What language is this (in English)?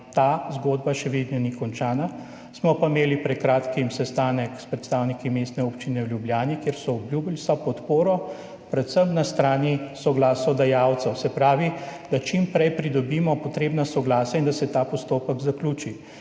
Slovenian